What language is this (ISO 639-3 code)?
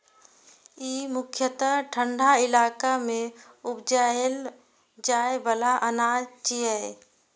mai